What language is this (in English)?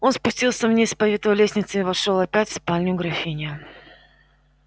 Russian